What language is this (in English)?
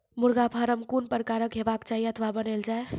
Maithili